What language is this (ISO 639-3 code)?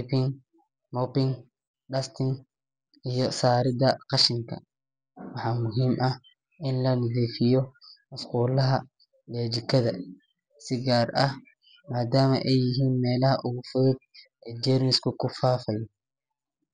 som